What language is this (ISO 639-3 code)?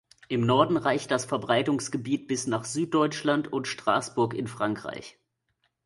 deu